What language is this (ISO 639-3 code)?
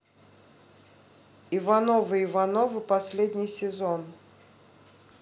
rus